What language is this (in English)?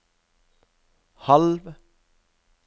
Norwegian